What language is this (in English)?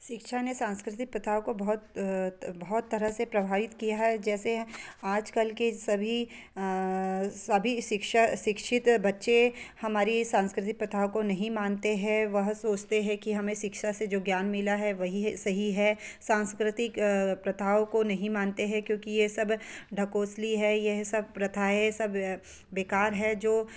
Hindi